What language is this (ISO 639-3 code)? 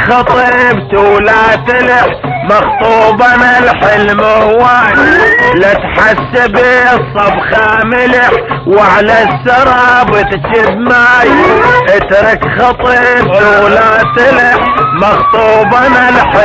ara